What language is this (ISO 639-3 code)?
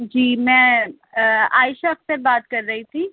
urd